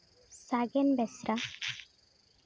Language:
Santali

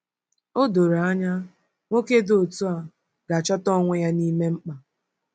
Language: Igbo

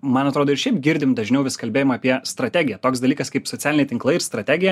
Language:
Lithuanian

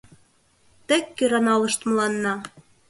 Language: Mari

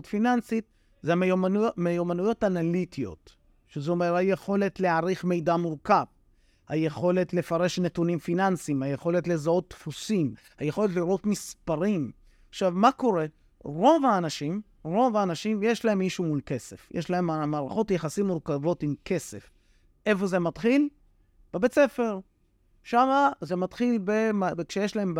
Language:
Hebrew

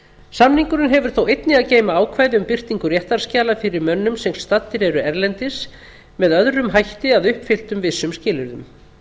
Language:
Icelandic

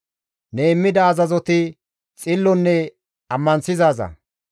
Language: Gamo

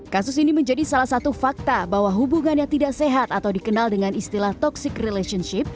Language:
Indonesian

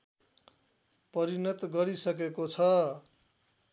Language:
Nepali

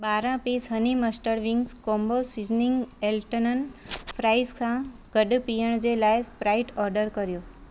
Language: Sindhi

